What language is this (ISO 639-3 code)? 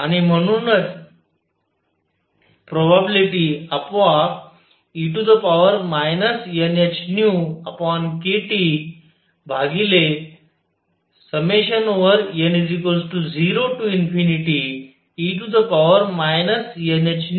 mar